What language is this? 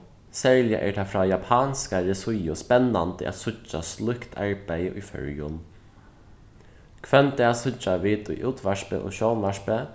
Faroese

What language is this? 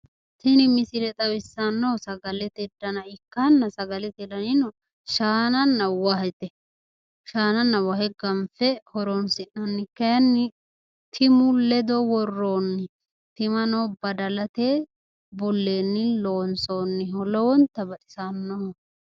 Sidamo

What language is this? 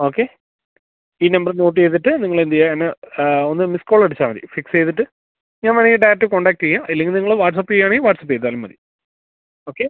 Malayalam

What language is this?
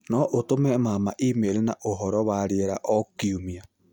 Kikuyu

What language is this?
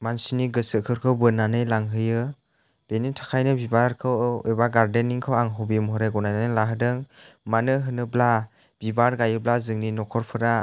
Bodo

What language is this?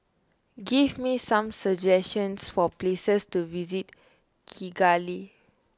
English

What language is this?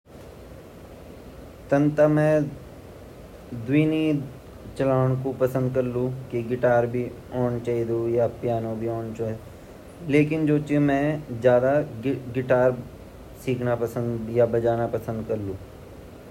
Garhwali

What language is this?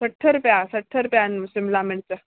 Sindhi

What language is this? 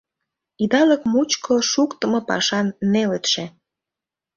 Mari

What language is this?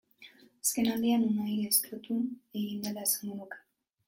Basque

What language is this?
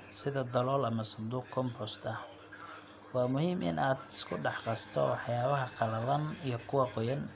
Somali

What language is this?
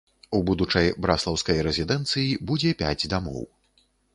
Belarusian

